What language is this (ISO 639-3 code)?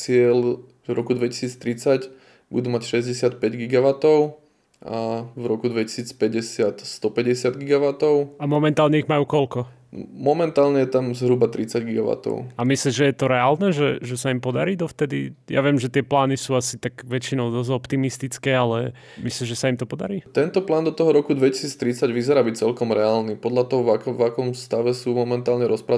slk